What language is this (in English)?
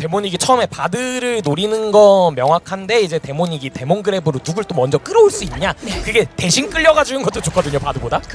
Korean